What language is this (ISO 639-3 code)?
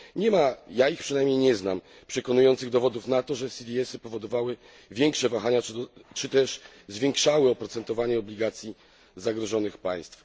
pol